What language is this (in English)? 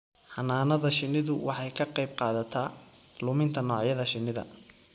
Somali